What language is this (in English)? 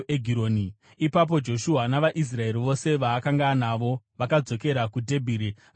Shona